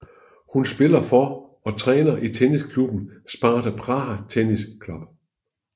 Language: Danish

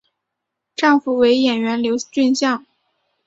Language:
Chinese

